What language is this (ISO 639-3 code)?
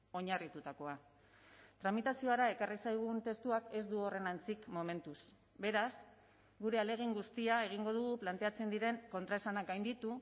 eus